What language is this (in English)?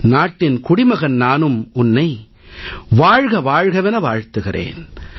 Tamil